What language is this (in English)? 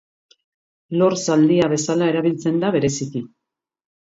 Basque